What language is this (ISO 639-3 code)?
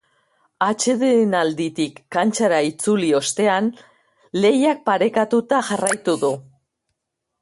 eus